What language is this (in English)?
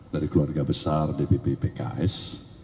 Indonesian